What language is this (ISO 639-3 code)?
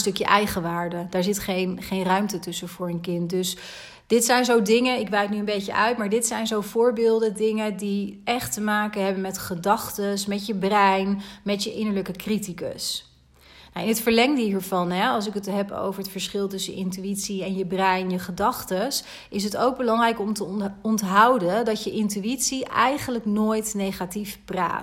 nld